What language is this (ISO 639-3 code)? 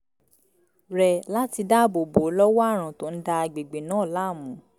yor